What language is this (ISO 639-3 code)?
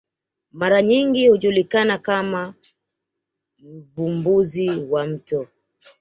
swa